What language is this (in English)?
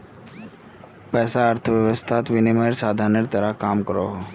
Magahi